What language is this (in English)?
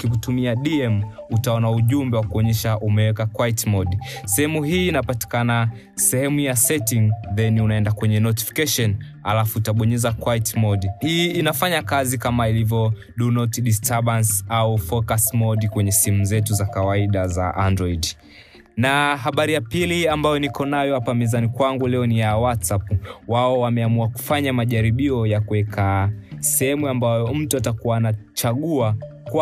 Swahili